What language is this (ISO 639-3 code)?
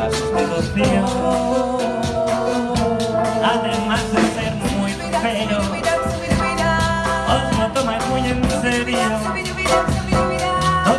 kor